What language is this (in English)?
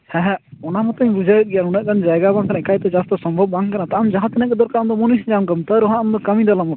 Santali